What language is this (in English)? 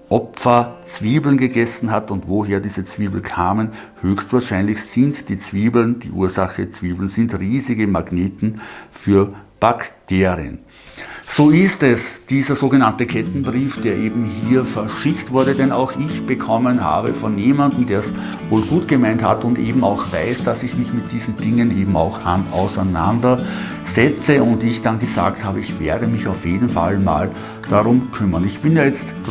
German